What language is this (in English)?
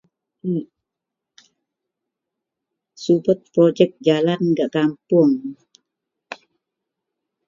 Central Melanau